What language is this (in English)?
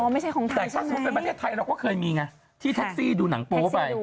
Thai